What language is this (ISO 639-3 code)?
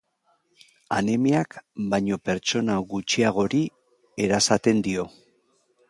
eus